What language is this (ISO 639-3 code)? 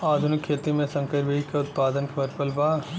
bho